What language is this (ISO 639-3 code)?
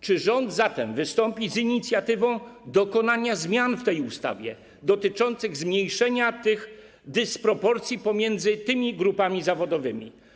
pol